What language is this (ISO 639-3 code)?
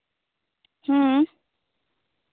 sat